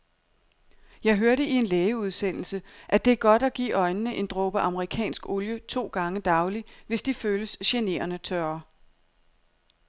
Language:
Danish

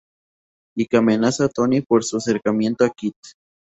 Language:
Spanish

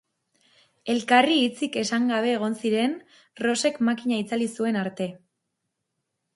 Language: Basque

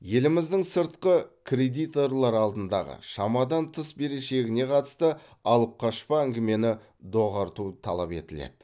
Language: Kazakh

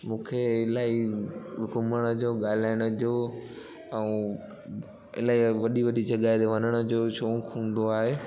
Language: Sindhi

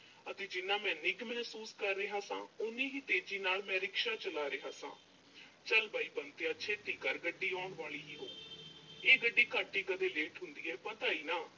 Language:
Punjabi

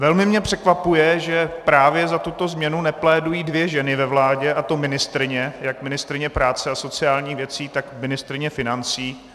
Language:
Czech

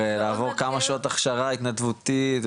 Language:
Hebrew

